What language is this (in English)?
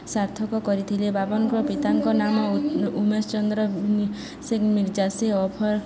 Odia